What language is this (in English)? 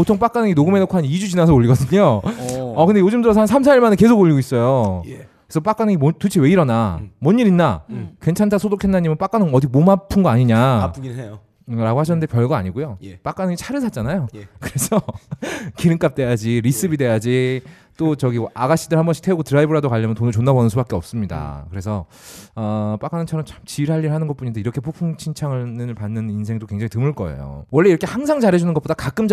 Korean